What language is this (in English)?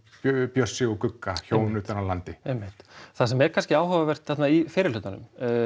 Icelandic